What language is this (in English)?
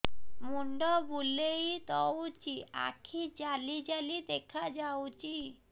Odia